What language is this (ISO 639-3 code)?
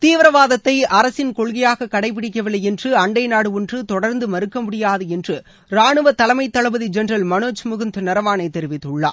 tam